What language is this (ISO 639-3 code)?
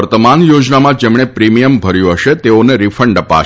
guj